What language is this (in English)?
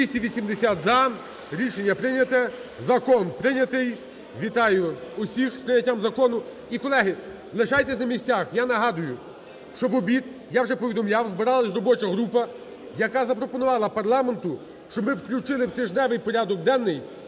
Ukrainian